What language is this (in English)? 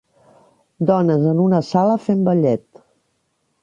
Catalan